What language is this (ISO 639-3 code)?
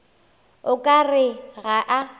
nso